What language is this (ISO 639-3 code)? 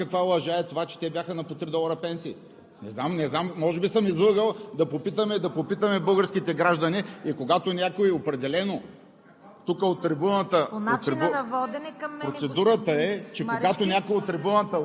bul